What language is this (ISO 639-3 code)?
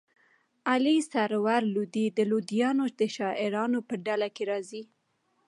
pus